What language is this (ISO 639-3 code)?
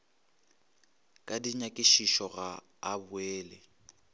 nso